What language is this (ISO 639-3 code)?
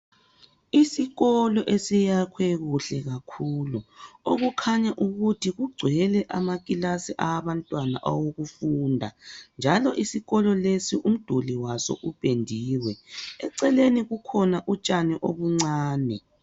nde